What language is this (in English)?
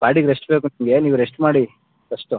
Kannada